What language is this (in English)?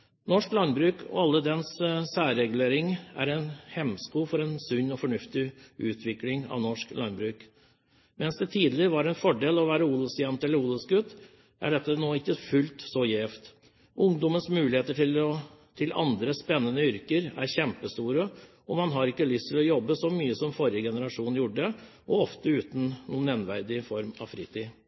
Norwegian Bokmål